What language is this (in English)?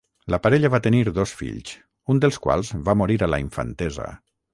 Catalan